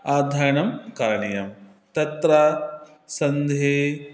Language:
Sanskrit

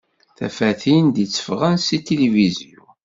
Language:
Kabyle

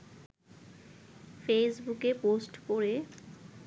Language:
Bangla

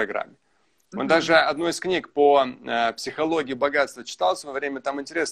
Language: Russian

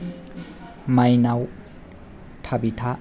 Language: Bodo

